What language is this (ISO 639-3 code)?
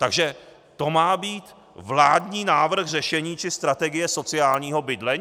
ces